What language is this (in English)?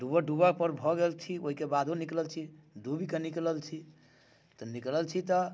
Maithili